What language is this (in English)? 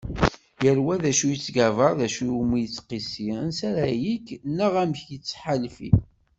Kabyle